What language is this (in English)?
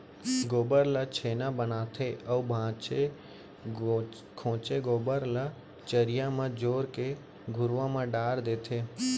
Chhattisgarhi